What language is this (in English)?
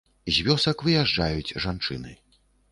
Belarusian